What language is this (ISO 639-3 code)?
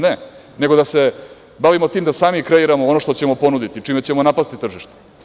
srp